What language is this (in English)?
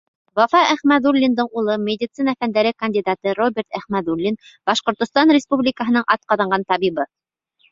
Bashkir